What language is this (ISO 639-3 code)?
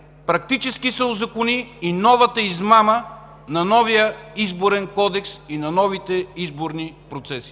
bul